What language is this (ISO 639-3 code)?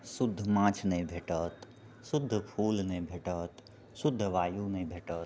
mai